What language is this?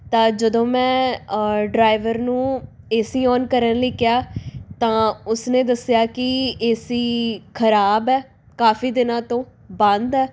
Punjabi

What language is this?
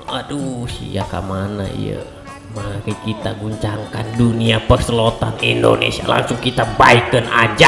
Indonesian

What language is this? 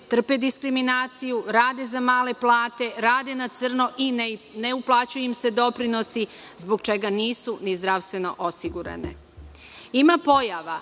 Serbian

